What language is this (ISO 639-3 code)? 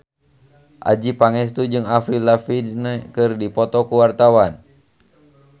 sun